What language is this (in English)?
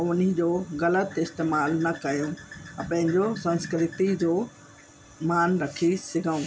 Sindhi